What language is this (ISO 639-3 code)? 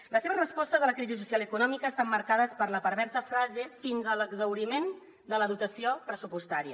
cat